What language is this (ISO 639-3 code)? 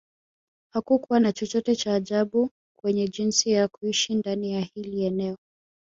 swa